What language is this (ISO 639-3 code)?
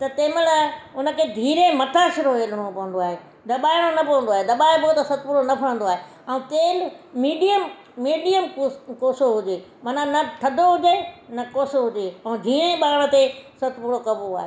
snd